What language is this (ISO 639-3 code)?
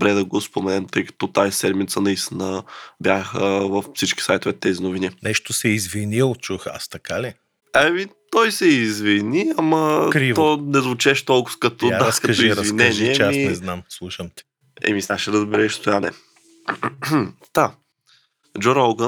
bul